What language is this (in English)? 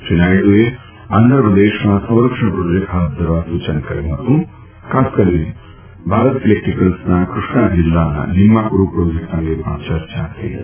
Gujarati